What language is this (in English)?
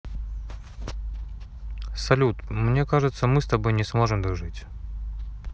Russian